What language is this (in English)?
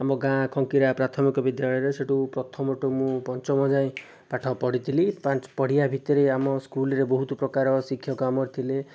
Odia